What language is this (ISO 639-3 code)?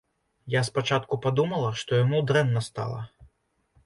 bel